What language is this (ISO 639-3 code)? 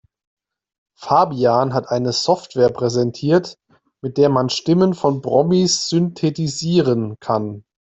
deu